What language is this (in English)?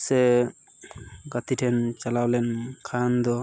Santali